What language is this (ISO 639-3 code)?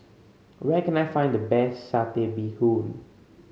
eng